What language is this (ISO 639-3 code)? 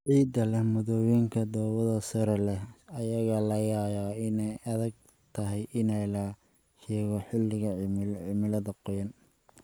som